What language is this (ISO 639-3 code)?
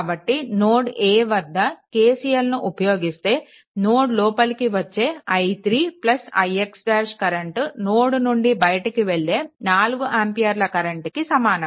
tel